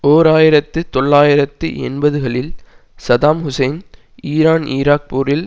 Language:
Tamil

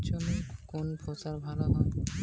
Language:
Bangla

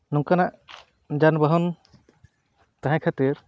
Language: Santali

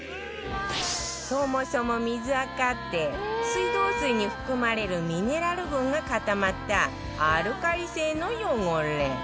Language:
Japanese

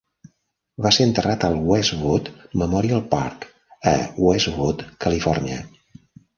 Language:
Catalan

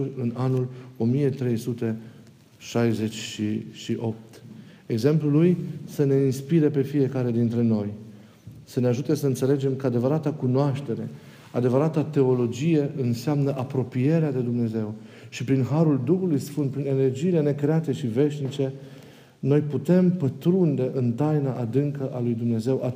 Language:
Romanian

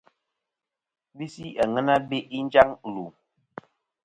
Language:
Kom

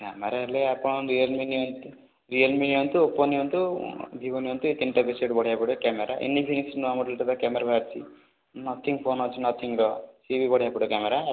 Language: Odia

